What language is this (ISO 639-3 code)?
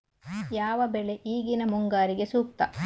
kan